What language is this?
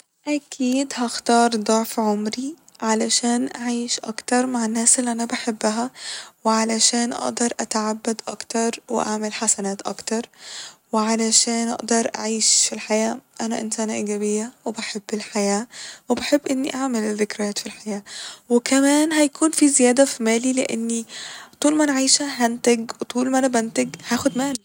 Egyptian Arabic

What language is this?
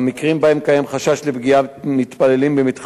Hebrew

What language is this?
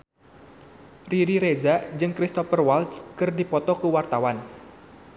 Sundanese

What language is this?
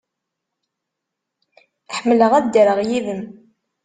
Kabyle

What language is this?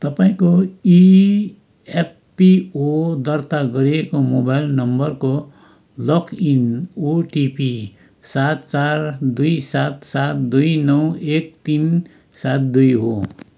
Nepali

